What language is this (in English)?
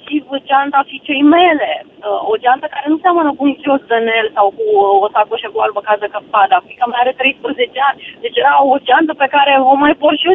Romanian